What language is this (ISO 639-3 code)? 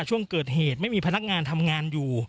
tha